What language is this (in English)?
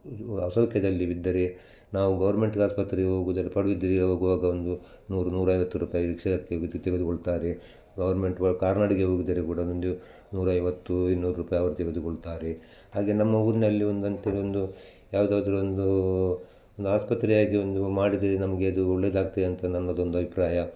Kannada